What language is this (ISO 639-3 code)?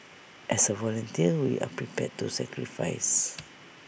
eng